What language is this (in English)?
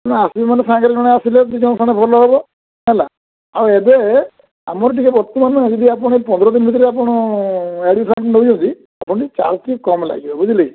Odia